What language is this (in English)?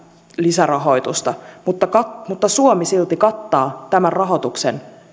Finnish